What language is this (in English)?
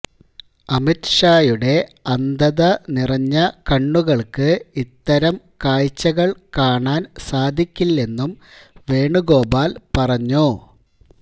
Malayalam